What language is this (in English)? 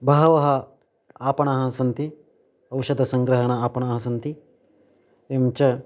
Sanskrit